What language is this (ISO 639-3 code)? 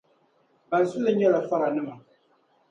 dag